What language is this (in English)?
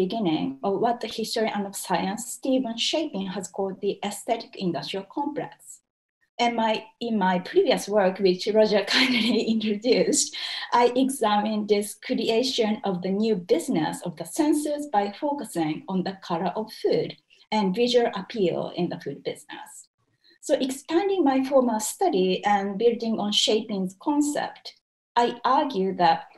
English